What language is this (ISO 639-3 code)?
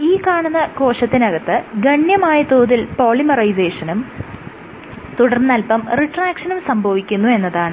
mal